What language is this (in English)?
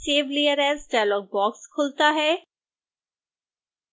Hindi